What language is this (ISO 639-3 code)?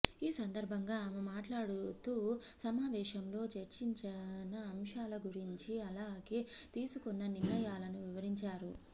tel